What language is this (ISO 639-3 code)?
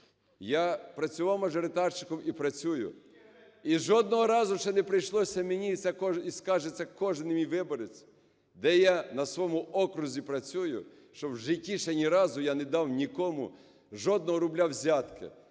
ukr